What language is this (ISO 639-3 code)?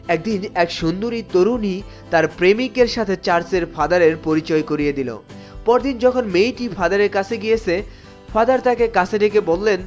ben